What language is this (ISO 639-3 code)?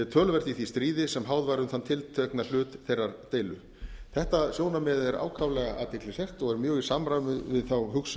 isl